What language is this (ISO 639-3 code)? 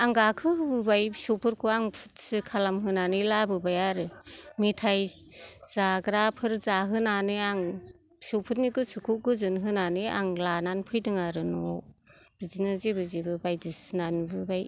brx